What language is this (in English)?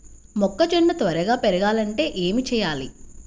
Telugu